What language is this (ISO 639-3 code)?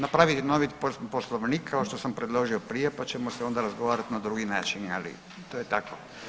hrv